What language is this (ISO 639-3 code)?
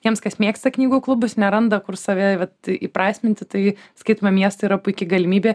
lit